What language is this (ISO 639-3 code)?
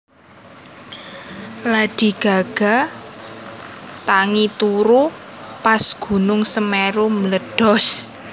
jav